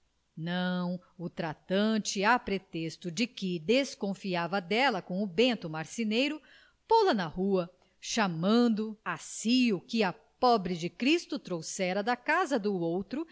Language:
Portuguese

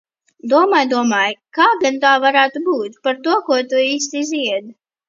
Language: Latvian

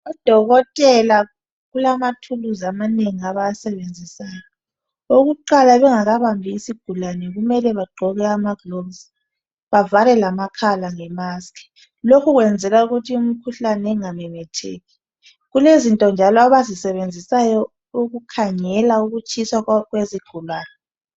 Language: North Ndebele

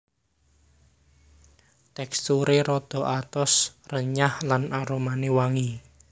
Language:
Javanese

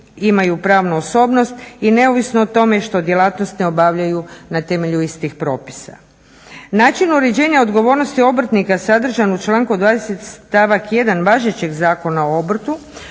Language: Croatian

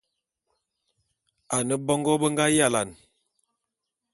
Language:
Bulu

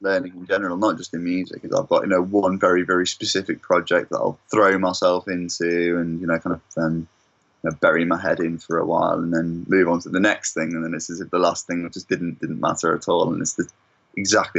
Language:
English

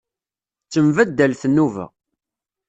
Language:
Kabyle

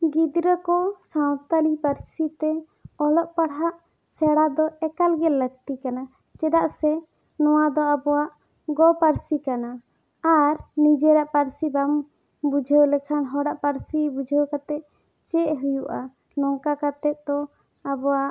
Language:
Santali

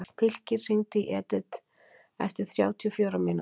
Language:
Icelandic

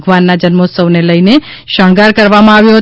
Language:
Gujarati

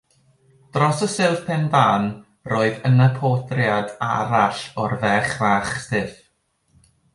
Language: Welsh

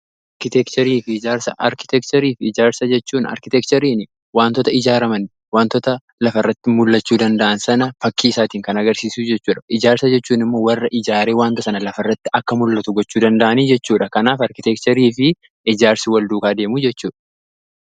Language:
Oromo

